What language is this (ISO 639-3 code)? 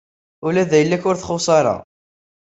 kab